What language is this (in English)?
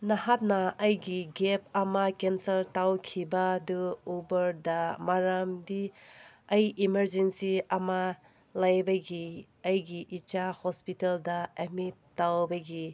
Manipuri